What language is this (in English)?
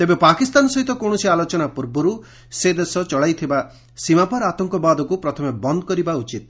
Odia